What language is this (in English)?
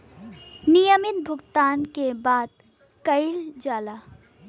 Bhojpuri